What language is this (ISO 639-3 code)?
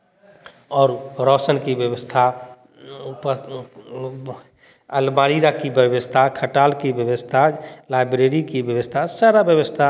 hin